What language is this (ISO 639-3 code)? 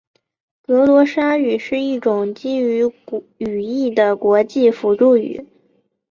zho